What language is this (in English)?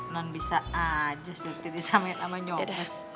Indonesian